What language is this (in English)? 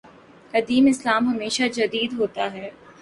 Urdu